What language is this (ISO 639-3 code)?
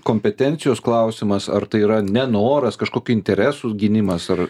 lit